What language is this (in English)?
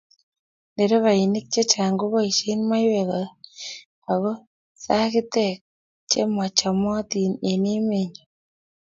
Kalenjin